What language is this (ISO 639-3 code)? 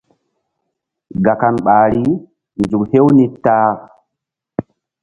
mdd